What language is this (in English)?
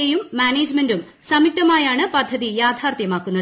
Malayalam